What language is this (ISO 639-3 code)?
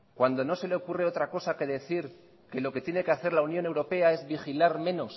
spa